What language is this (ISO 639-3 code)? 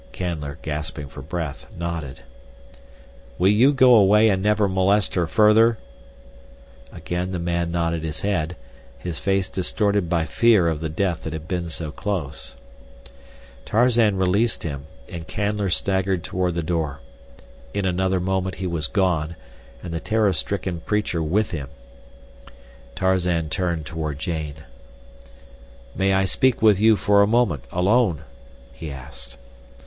eng